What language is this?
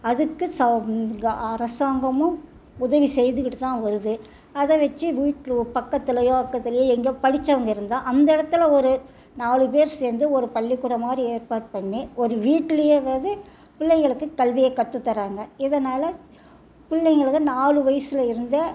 Tamil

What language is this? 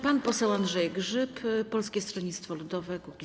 Polish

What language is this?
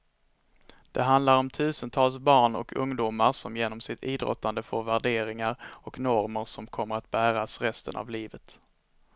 Swedish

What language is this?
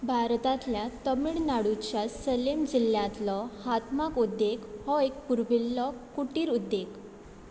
Konkani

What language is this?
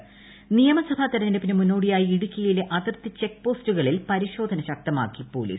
Malayalam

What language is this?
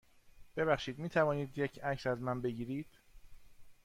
Persian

